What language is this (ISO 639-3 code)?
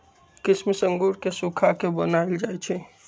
mag